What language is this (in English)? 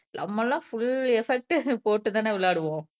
Tamil